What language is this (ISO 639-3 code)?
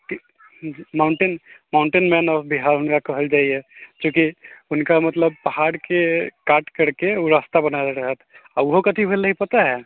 mai